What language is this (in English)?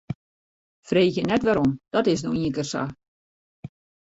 Western Frisian